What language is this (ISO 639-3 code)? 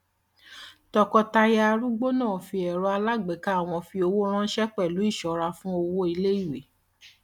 yor